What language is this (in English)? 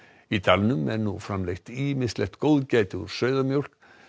Icelandic